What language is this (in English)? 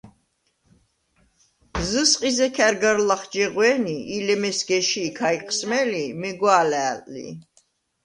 Svan